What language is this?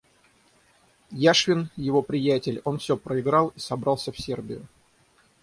Russian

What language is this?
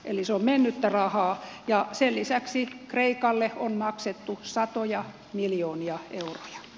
Finnish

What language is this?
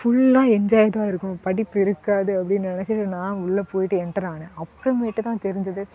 Tamil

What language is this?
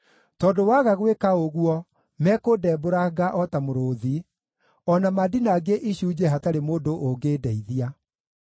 Kikuyu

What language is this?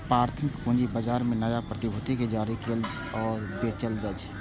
Maithili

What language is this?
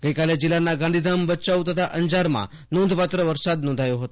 Gujarati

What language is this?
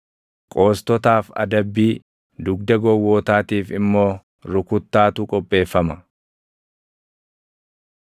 Oromo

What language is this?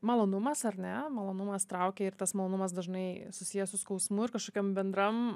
Lithuanian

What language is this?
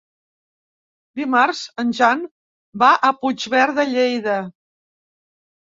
Catalan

